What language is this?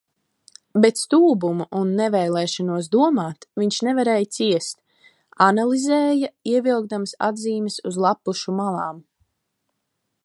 Latvian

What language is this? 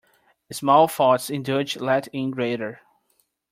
English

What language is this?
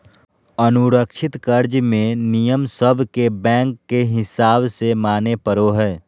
Magahi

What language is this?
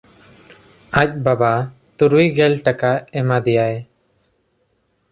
Santali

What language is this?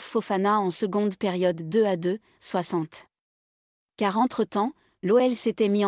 French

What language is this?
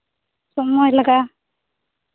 Santali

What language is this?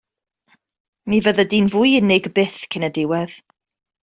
Welsh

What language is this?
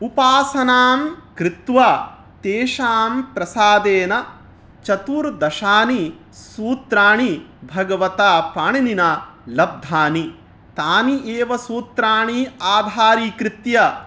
Sanskrit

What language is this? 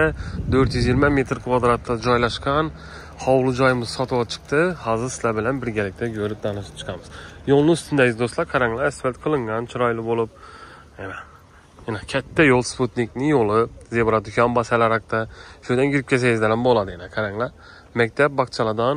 Turkish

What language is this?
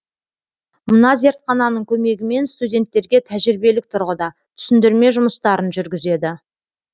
Kazakh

